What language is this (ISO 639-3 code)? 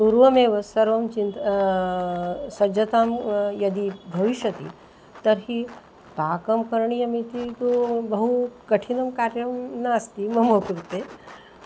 san